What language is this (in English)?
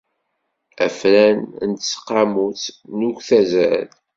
Kabyle